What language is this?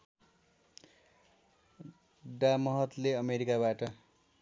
Nepali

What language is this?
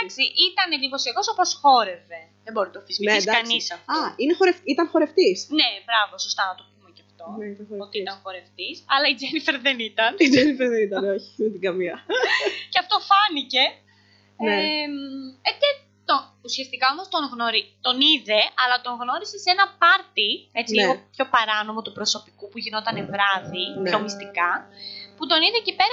Greek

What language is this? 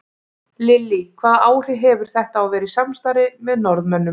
Icelandic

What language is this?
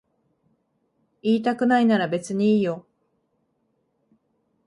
Japanese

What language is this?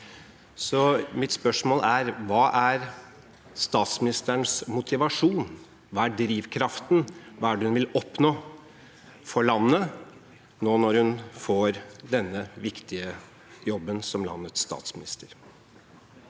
Norwegian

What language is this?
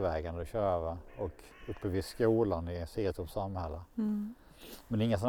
Swedish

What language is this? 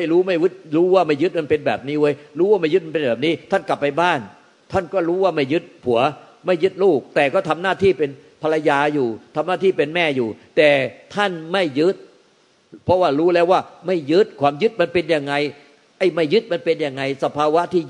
Thai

